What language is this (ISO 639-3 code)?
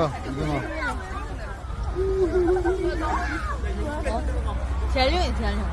kor